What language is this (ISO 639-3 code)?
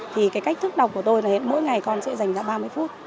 vie